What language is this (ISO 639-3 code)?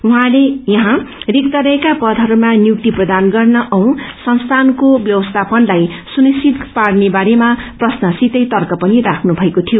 nep